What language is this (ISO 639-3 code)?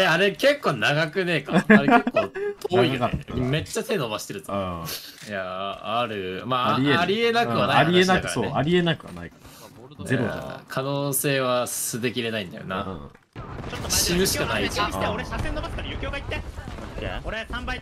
jpn